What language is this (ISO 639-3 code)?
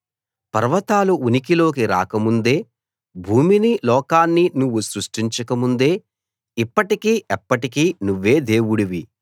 tel